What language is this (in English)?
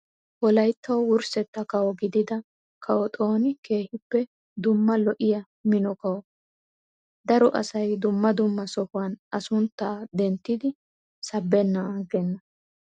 Wolaytta